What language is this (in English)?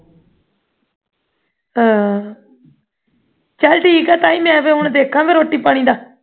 Punjabi